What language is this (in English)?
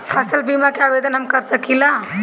Bhojpuri